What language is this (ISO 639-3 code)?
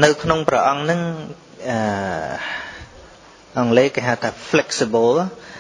vie